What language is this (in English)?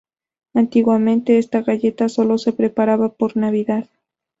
Spanish